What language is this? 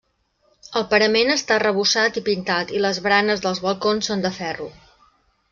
Catalan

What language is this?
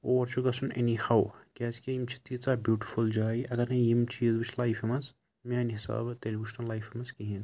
Kashmiri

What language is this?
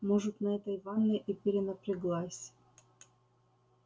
Russian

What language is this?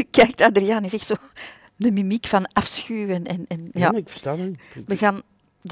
Dutch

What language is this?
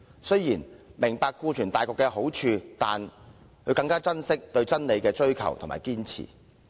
Cantonese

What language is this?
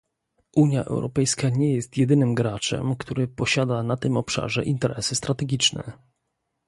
Polish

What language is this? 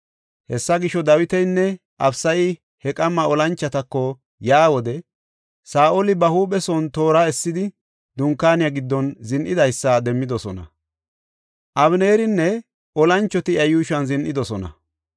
Gofa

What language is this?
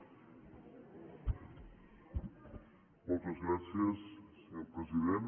Catalan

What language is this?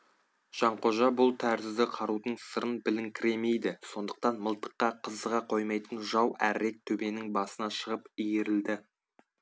Kazakh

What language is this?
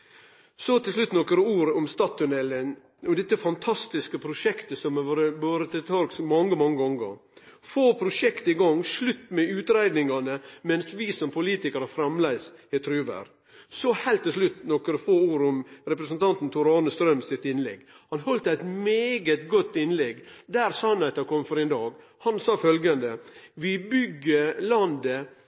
Norwegian Nynorsk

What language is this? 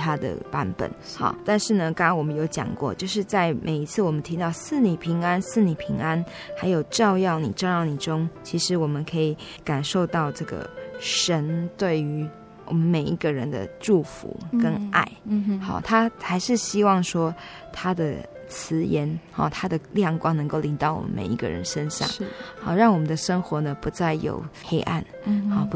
Chinese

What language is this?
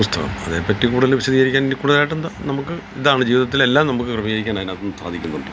Malayalam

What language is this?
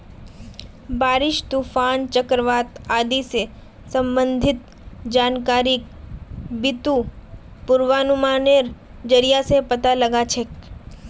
Magahi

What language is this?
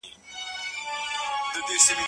Pashto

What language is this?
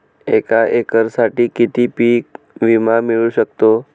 Marathi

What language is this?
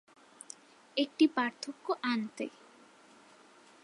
Bangla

